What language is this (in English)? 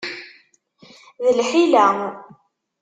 Kabyle